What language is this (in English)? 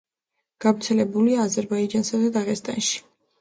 Georgian